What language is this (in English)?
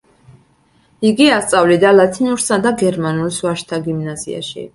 Georgian